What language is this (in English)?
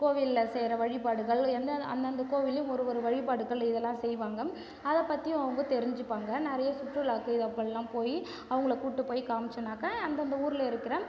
Tamil